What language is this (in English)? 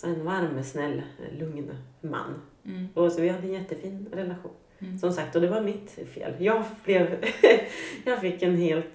Swedish